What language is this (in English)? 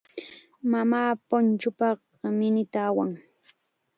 Chiquián Ancash Quechua